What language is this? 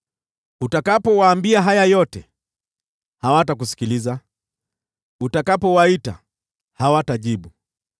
Swahili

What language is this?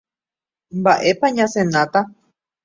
Guarani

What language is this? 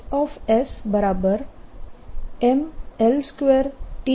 Gujarati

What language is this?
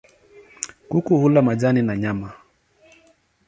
Swahili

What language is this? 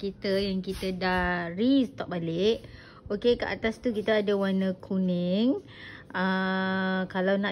Malay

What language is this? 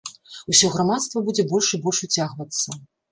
Belarusian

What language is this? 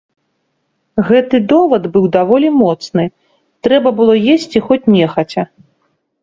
Belarusian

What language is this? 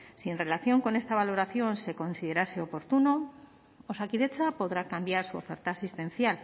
Spanish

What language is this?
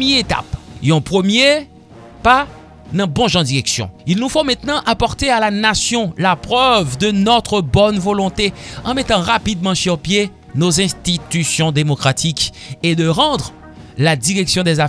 French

